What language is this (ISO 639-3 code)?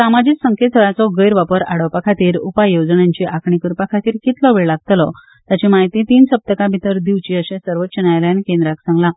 kok